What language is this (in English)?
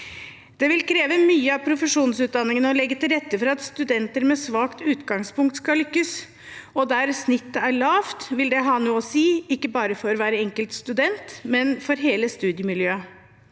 Norwegian